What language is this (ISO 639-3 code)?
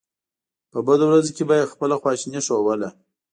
pus